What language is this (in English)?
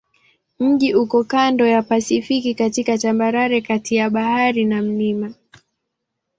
Swahili